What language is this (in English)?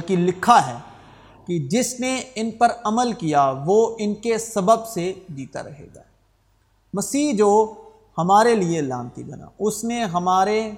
Urdu